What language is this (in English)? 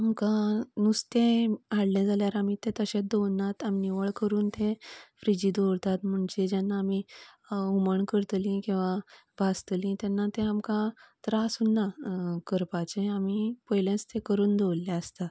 Konkani